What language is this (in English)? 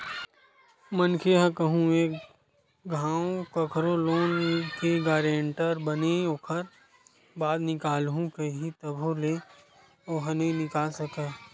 Chhattisgarhi